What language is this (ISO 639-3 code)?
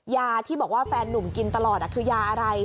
tha